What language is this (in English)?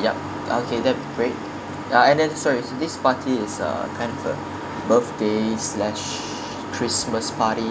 English